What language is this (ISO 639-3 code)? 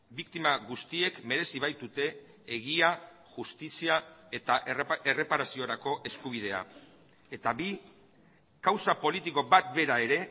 eus